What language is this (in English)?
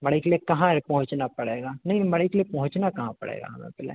Hindi